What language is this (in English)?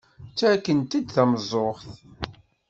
Kabyle